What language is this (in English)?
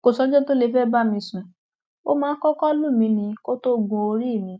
Yoruba